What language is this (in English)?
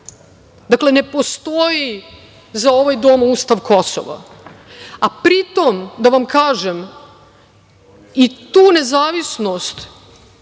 Serbian